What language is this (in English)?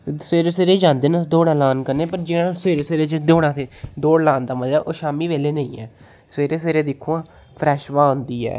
Dogri